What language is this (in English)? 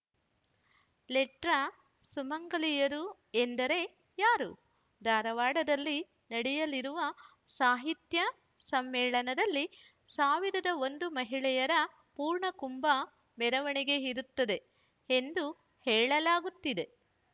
Kannada